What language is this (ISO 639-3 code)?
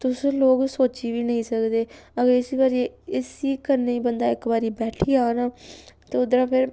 doi